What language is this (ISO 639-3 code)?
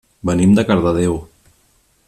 cat